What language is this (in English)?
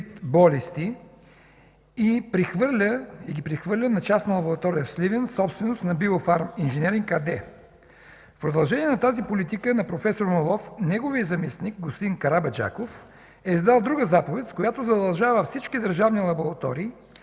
Bulgarian